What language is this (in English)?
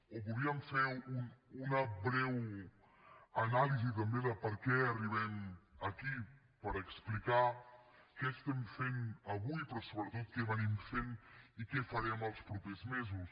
Catalan